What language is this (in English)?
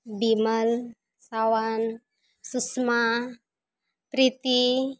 Santali